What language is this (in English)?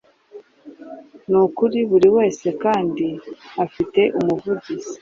Kinyarwanda